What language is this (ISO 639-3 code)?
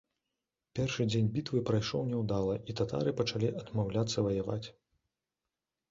bel